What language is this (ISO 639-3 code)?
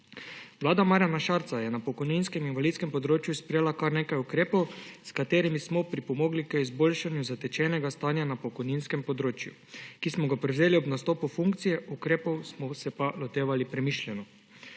slv